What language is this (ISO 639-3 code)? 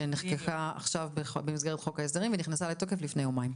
heb